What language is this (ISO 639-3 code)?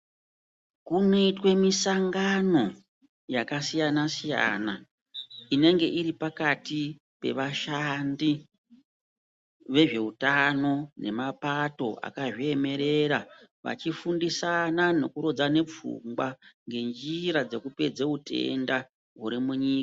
ndc